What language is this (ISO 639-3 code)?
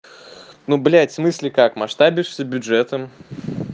rus